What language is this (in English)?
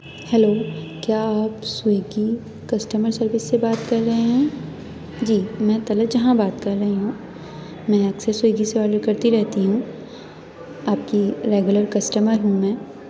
Urdu